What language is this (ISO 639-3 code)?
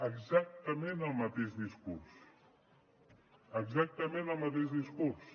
cat